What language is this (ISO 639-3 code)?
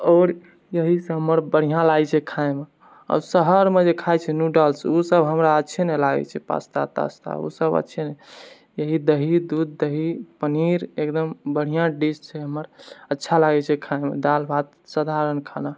mai